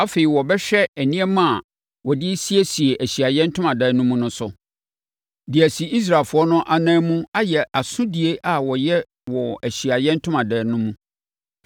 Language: Akan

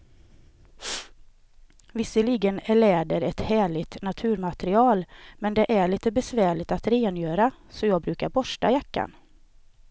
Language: Swedish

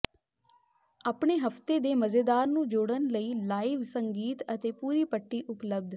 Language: Punjabi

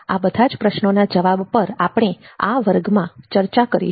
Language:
Gujarati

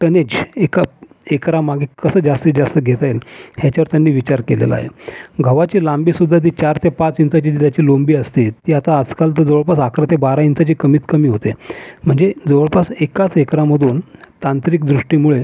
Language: Marathi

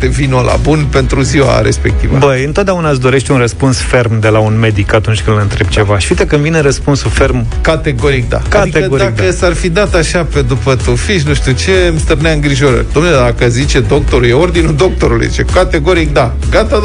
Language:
Romanian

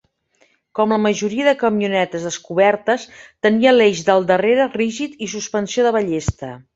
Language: Catalan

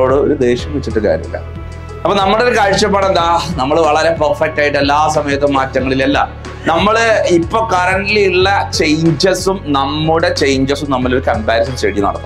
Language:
Malayalam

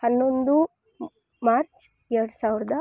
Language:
Kannada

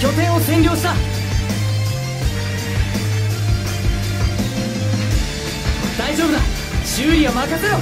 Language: Japanese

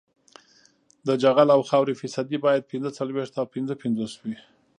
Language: Pashto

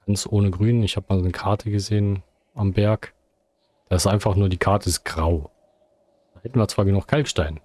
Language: German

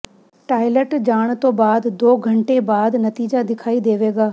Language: Punjabi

